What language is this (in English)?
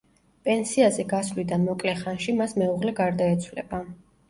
Georgian